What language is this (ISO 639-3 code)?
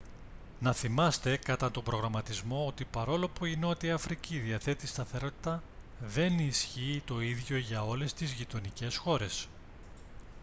ell